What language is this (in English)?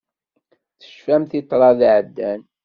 Kabyle